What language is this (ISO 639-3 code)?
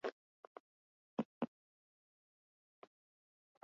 eus